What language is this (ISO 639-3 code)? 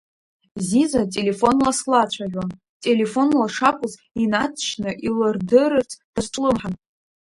abk